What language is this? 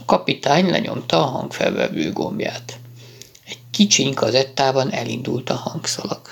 Hungarian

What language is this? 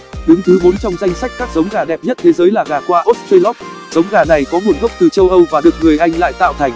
Vietnamese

